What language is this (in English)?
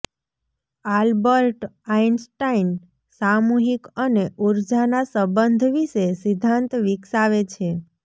Gujarati